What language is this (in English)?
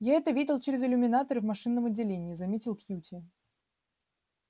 Russian